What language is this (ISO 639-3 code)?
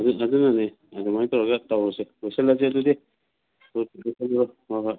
mni